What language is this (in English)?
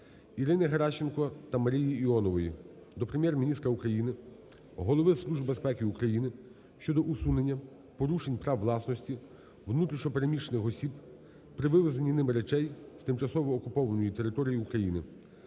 Ukrainian